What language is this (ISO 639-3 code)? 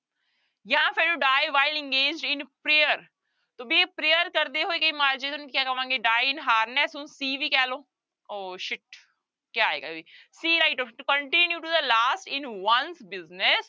pan